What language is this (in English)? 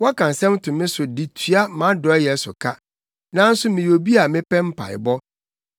Akan